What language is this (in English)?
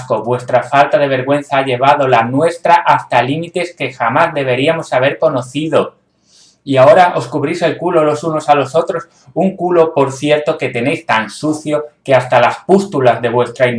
Spanish